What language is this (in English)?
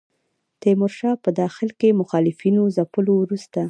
Pashto